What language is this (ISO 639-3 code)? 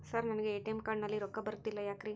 kan